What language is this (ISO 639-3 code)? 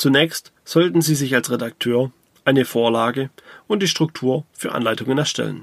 deu